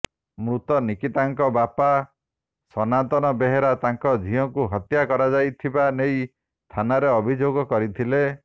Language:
Odia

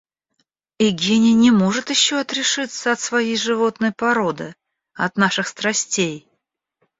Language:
Russian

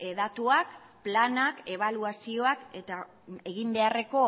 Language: Basque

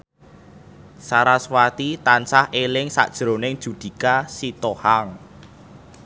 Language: Javanese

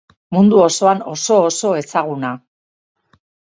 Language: Basque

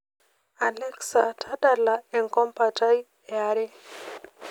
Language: Masai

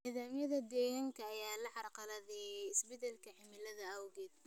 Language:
Somali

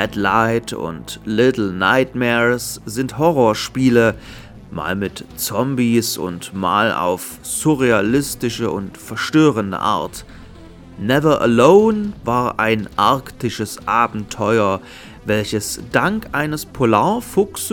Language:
German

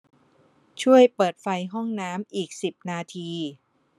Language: Thai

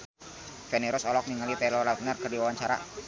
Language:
Sundanese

